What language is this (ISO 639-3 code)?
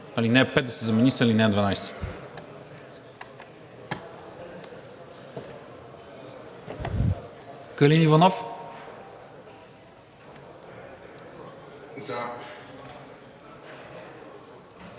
bul